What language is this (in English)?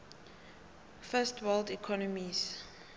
South Ndebele